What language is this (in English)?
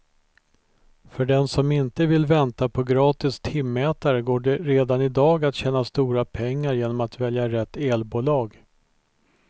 Swedish